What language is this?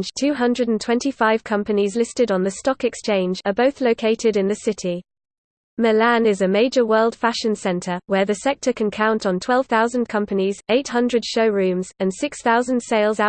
English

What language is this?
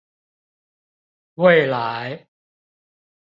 Chinese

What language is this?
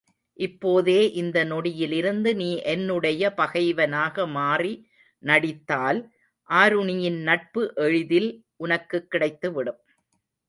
Tamil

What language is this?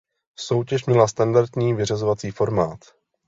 Czech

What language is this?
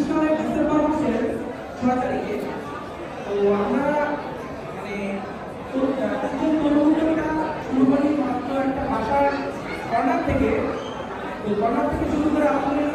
Bangla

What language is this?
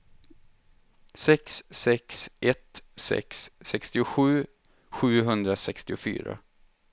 Swedish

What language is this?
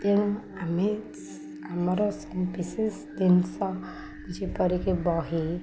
Odia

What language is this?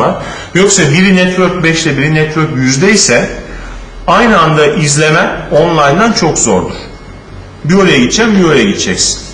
Turkish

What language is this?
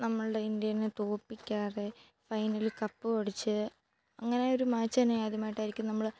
Malayalam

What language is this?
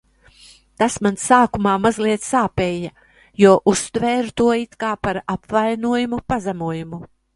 Latvian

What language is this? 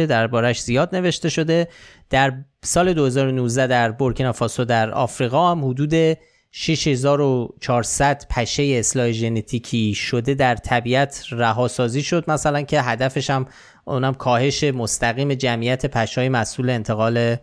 Persian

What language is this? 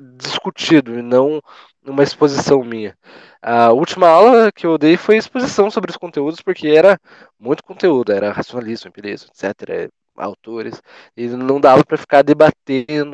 Portuguese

